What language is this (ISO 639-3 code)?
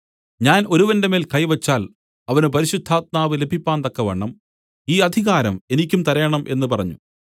mal